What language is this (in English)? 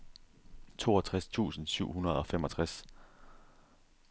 Danish